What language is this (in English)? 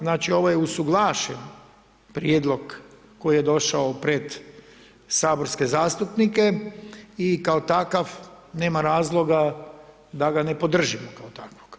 Croatian